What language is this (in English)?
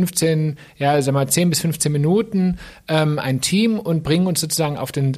German